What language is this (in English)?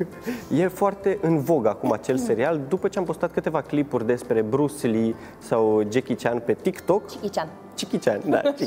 Romanian